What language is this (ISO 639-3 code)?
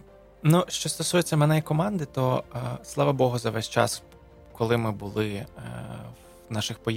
ukr